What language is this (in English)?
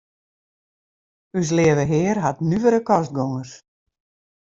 Western Frisian